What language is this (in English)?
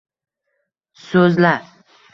Uzbek